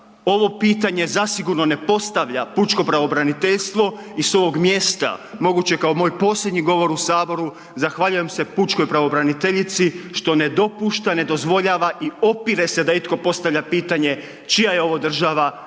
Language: Croatian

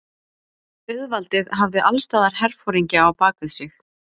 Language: Icelandic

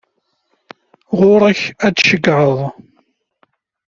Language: Kabyle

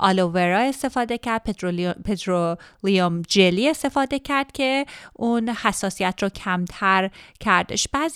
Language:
Persian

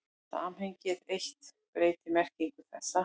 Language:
Icelandic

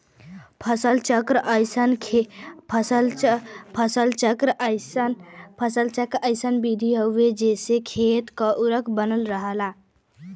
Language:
Bhojpuri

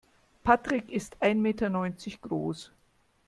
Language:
German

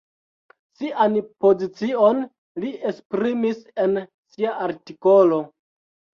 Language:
Esperanto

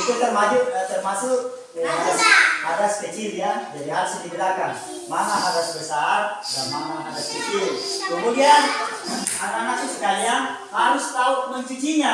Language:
Indonesian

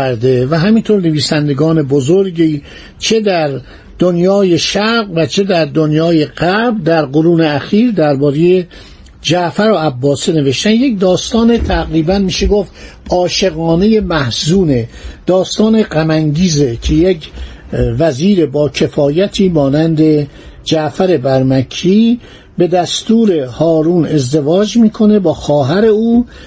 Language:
Persian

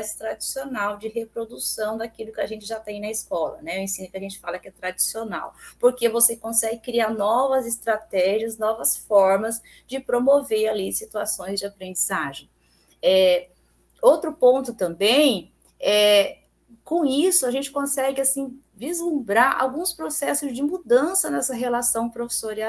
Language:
Portuguese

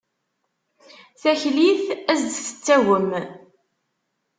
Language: Kabyle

